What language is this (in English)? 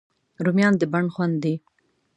Pashto